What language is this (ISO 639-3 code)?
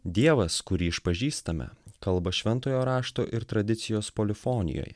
lit